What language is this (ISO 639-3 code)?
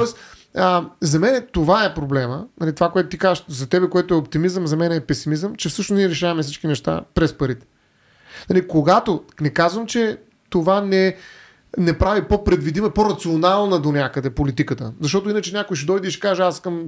bul